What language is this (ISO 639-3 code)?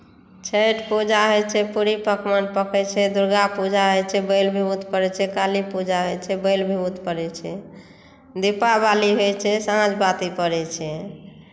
mai